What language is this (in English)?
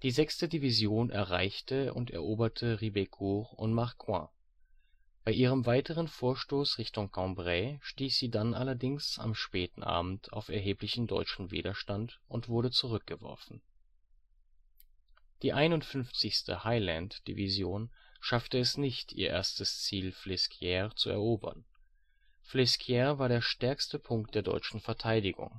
German